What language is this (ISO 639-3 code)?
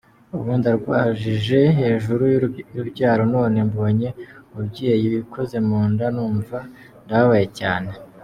kin